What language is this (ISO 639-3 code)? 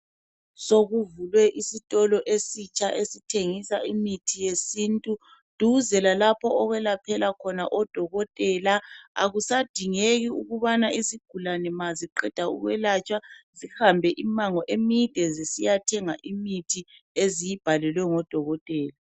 nde